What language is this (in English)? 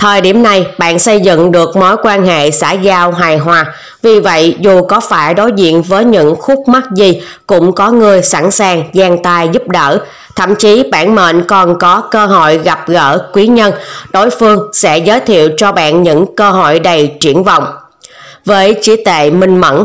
Vietnamese